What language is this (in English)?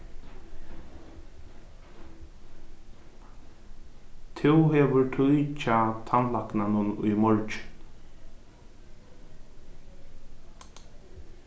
Faroese